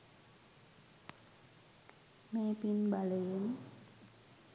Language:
Sinhala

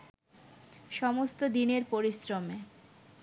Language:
Bangla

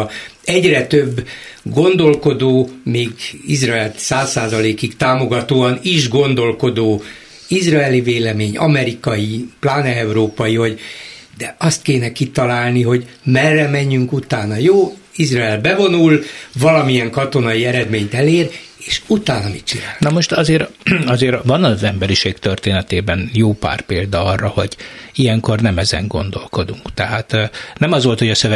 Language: Hungarian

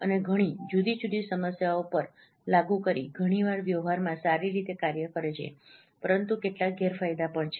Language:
Gujarati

